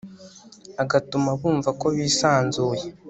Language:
Kinyarwanda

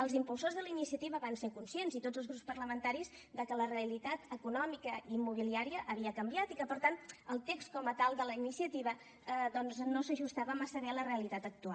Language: Catalan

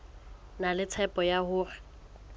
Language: Southern Sotho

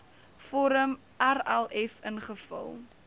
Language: Afrikaans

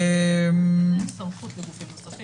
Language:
Hebrew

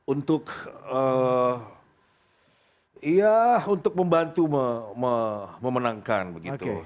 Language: Indonesian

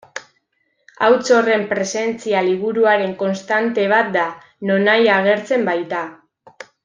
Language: Basque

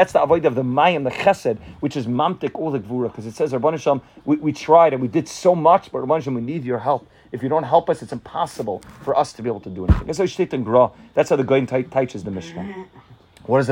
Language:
English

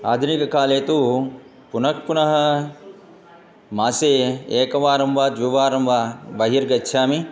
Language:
Sanskrit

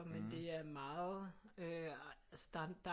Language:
Danish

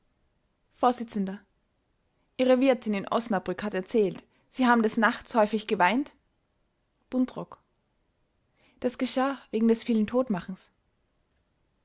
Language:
German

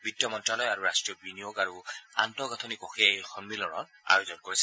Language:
Assamese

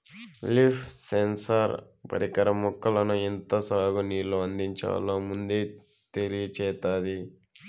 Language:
Telugu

